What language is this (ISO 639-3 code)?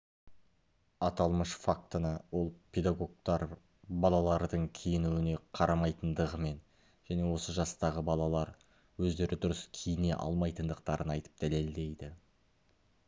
kaz